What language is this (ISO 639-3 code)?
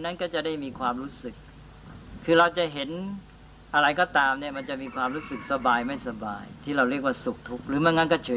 tha